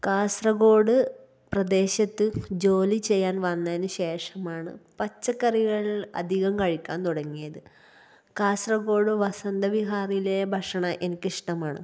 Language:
Malayalam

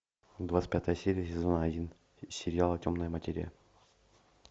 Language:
Russian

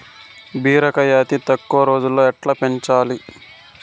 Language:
Telugu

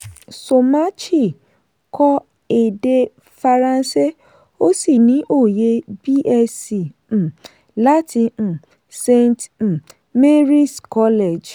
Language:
Yoruba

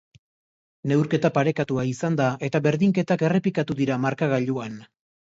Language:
Basque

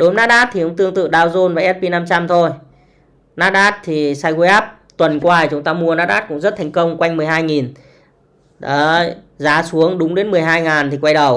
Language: Vietnamese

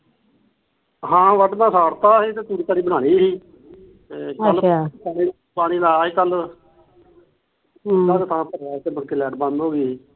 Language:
Punjabi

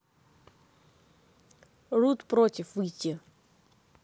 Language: Russian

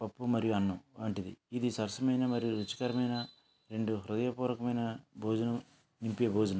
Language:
Telugu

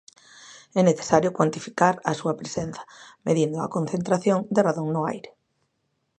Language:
Galician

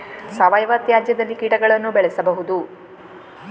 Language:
Kannada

